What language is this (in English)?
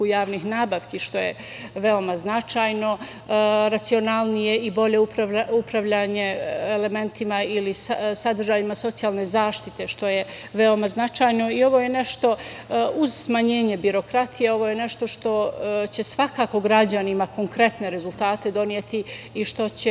Serbian